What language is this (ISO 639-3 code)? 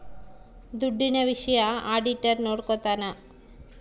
kan